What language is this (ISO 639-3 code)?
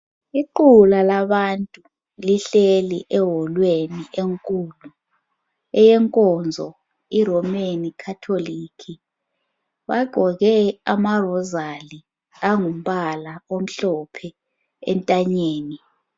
nde